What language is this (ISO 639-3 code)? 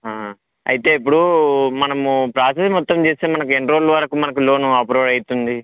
tel